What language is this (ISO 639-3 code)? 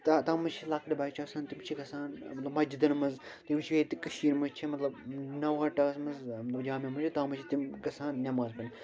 kas